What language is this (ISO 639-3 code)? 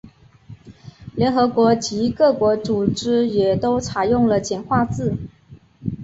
zho